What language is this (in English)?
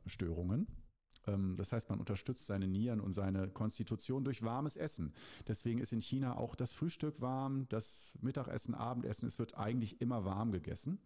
German